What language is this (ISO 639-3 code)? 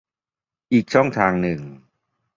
tha